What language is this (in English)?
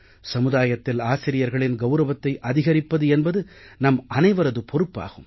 Tamil